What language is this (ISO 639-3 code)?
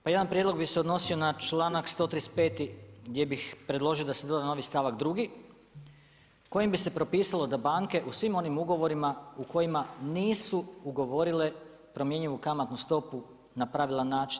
hrv